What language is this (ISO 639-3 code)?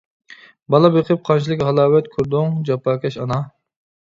uig